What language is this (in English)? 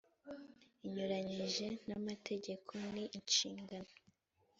Kinyarwanda